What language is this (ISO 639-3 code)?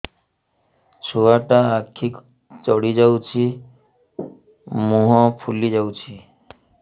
ori